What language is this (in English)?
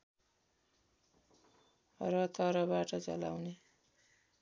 Nepali